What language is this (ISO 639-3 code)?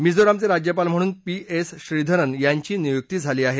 mar